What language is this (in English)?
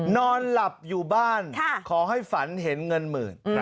Thai